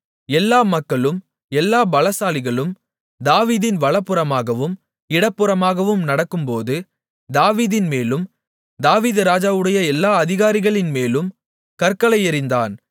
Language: Tamil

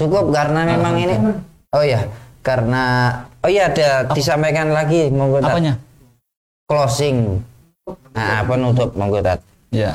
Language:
Indonesian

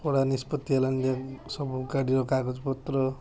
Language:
Odia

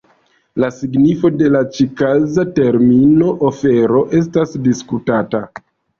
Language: Esperanto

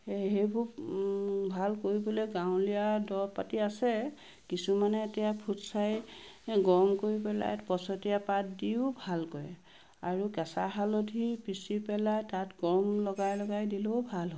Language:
Assamese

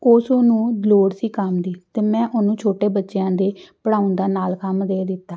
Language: Punjabi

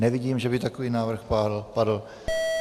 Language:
Czech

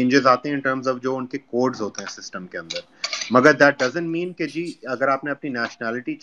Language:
Urdu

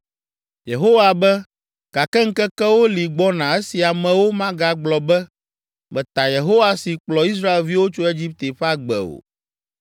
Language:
Ewe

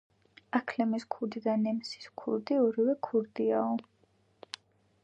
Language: Georgian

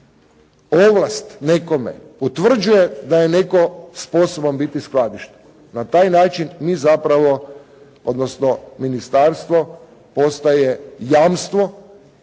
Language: Croatian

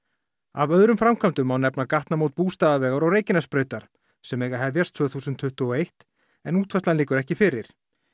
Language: Icelandic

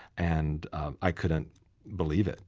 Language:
English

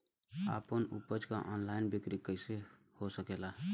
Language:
Bhojpuri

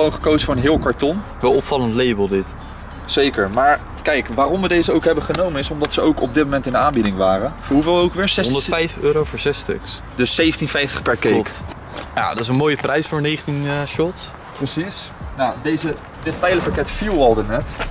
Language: Dutch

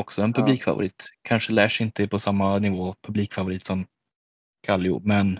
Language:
Swedish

